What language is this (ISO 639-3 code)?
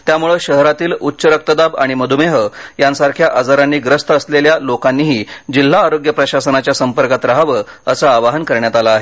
mar